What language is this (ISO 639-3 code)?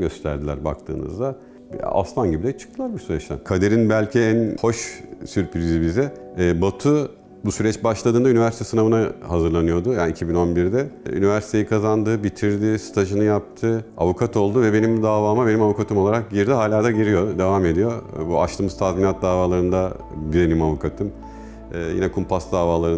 tur